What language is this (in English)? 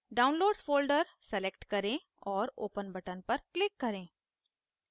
Hindi